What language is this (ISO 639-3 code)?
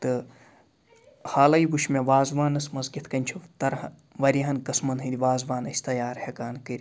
kas